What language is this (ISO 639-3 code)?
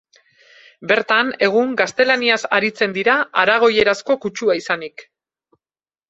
eus